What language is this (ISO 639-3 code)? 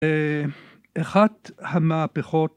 heb